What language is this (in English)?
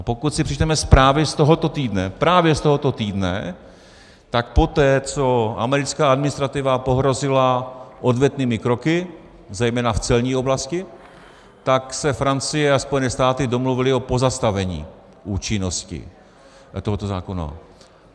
Czech